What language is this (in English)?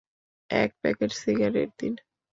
Bangla